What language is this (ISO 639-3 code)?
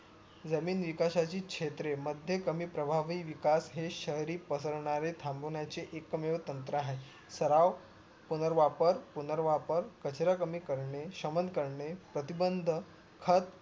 mar